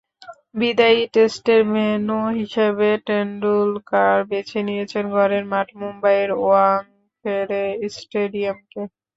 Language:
Bangla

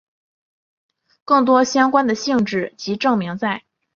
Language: Chinese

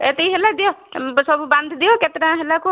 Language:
Odia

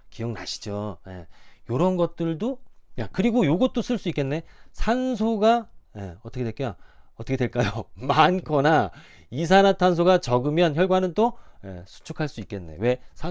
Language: Korean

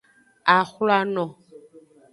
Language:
Aja (Benin)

